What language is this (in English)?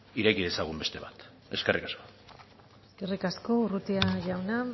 Basque